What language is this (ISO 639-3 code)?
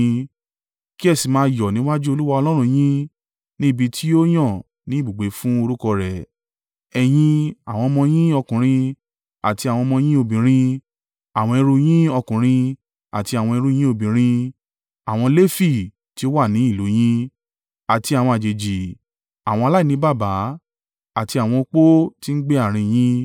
yor